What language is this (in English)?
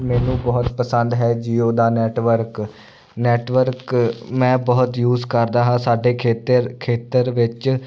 Punjabi